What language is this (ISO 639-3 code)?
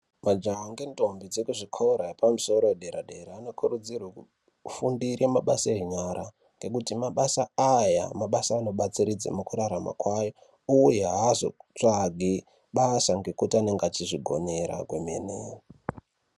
ndc